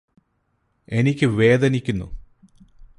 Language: Malayalam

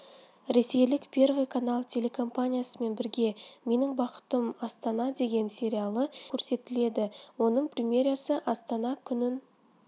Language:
Kazakh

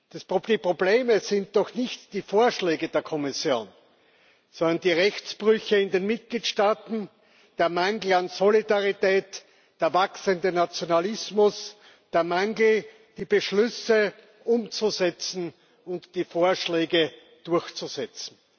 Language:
German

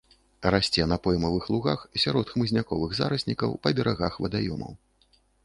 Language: Belarusian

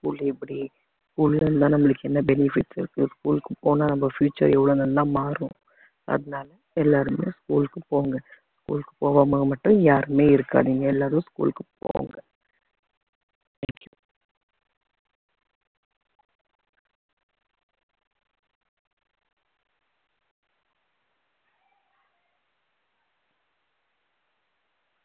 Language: Tamil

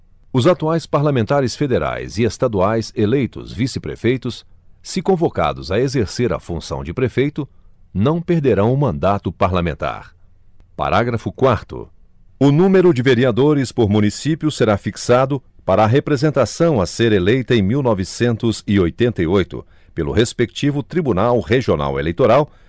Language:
Portuguese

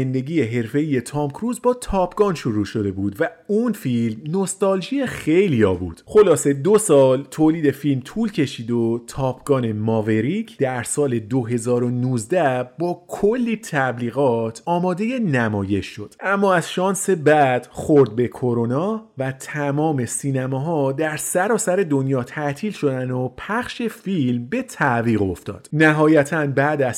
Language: Persian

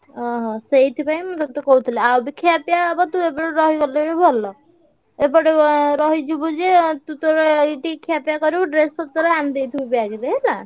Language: Odia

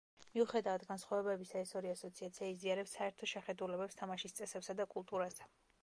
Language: Georgian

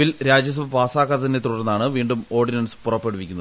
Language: Malayalam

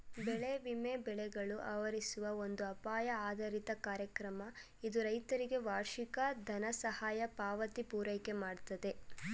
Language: Kannada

